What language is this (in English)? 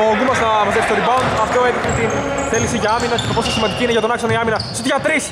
Greek